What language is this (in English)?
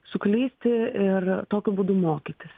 Lithuanian